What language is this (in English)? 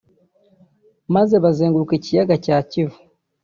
Kinyarwanda